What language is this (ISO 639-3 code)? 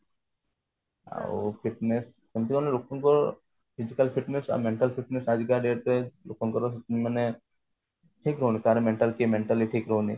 ori